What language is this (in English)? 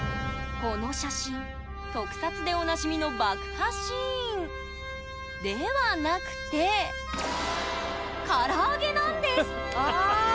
Japanese